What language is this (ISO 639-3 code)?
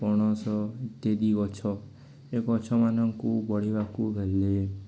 ori